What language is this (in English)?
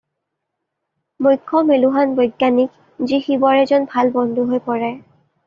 Assamese